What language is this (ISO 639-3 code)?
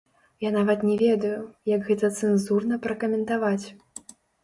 bel